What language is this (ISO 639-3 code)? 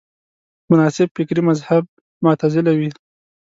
pus